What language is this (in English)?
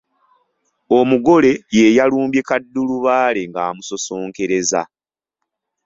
Ganda